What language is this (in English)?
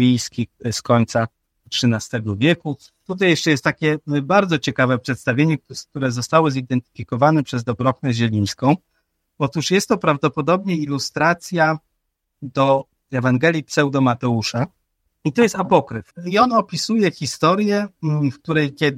Polish